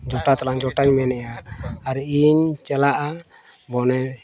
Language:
Santali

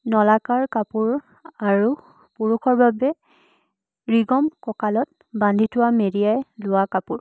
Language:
Assamese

